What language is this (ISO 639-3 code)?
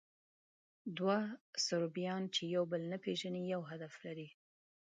pus